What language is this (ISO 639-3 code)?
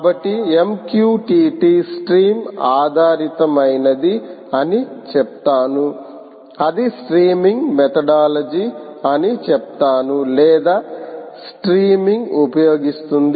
tel